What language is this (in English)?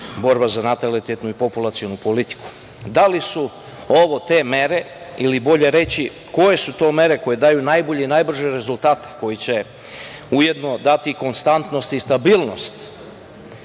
Serbian